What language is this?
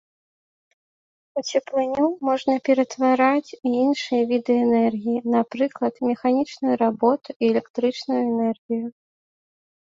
Belarusian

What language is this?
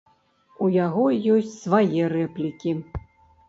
Belarusian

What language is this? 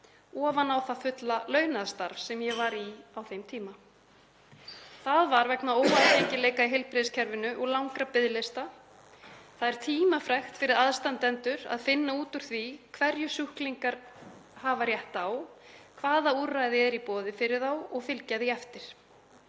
Icelandic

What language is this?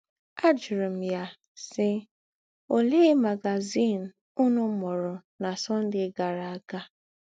Igbo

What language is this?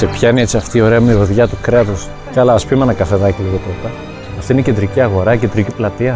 Greek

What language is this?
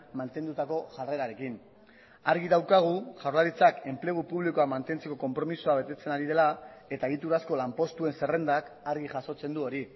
Basque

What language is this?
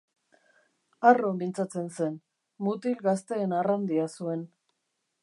Basque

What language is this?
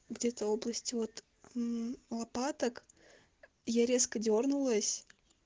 Russian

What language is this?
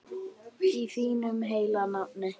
Icelandic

